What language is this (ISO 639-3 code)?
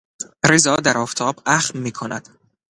fas